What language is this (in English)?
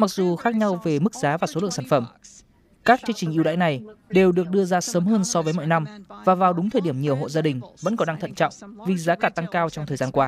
Vietnamese